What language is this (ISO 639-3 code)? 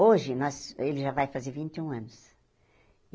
por